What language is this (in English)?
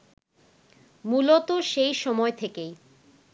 Bangla